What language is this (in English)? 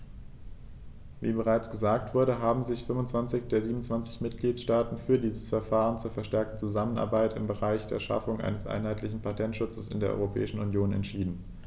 German